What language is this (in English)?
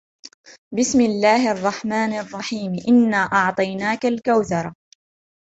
Arabic